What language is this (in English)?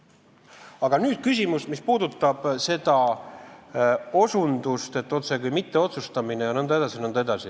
Estonian